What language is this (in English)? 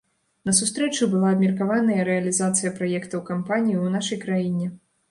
Belarusian